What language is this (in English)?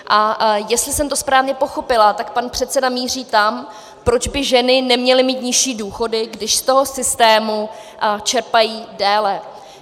Czech